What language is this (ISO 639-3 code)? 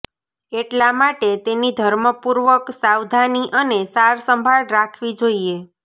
guj